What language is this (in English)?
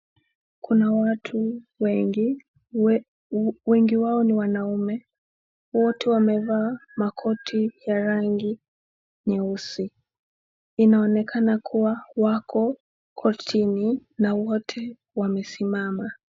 Swahili